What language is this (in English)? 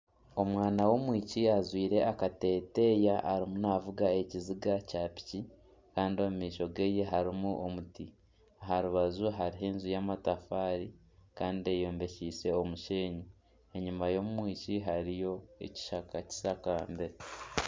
Nyankole